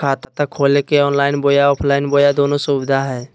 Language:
Magahi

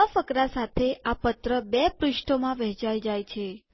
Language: Gujarati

